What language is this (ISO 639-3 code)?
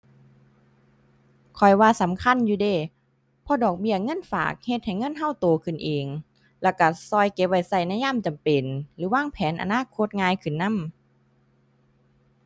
tha